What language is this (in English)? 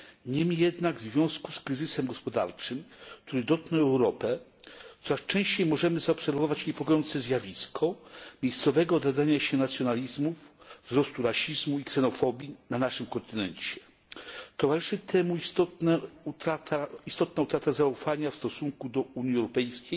Polish